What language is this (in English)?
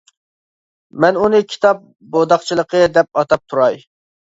Uyghur